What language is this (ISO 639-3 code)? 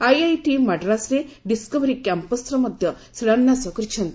ori